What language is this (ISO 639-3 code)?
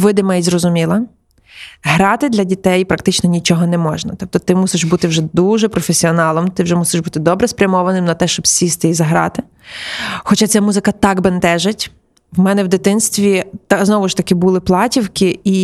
ukr